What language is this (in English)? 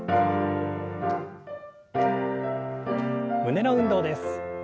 Japanese